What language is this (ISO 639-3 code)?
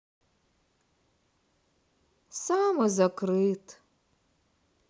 rus